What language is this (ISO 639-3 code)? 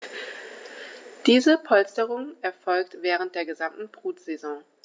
deu